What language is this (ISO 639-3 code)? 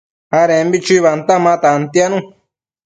mcf